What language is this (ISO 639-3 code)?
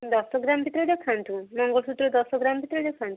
ori